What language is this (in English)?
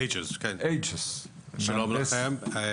Hebrew